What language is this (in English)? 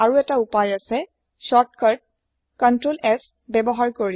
Assamese